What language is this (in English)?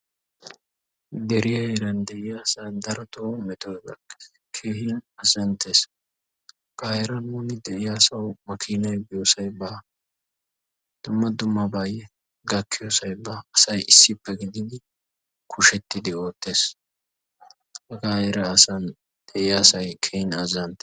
Wolaytta